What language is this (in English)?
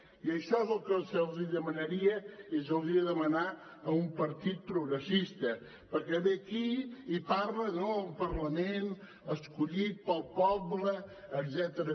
Catalan